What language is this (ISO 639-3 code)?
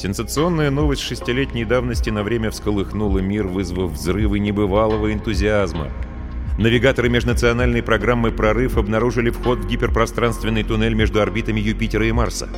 rus